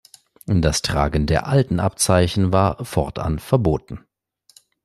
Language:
German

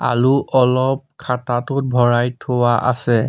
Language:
Assamese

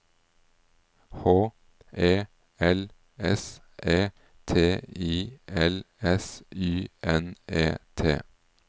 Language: Norwegian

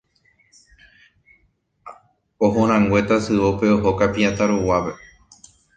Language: Guarani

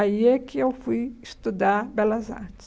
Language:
Portuguese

